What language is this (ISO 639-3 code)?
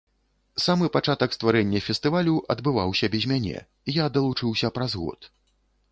bel